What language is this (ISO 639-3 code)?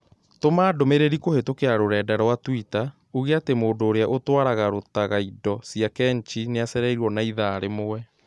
kik